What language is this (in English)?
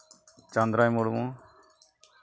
Santali